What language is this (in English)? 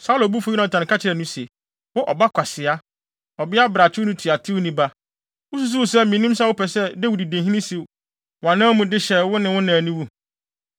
Akan